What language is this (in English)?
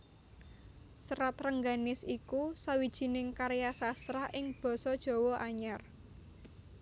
Javanese